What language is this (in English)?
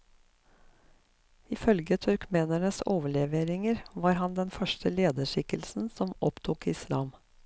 Norwegian